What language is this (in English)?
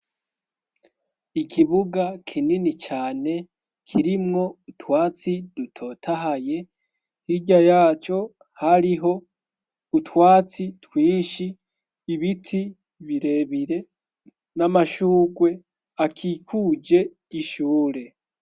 Rundi